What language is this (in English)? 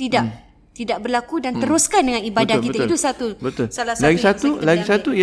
Malay